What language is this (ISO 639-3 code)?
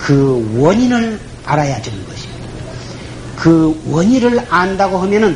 kor